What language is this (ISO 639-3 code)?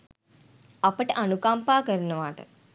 sin